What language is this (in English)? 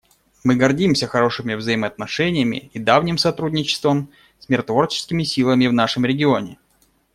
Russian